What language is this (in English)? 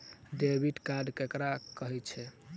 Maithili